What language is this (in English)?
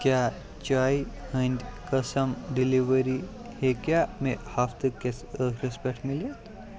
Kashmiri